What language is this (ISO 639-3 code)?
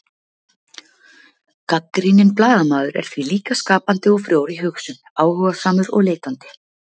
isl